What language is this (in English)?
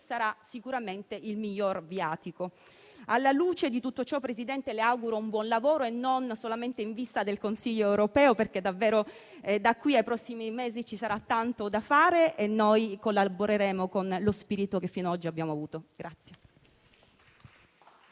Italian